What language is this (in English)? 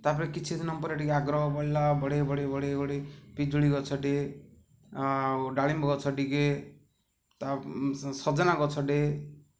Odia